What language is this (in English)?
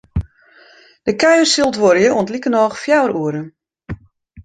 Western Frisian